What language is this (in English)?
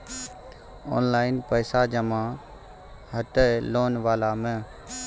Maithili